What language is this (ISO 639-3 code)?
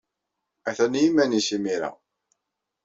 kab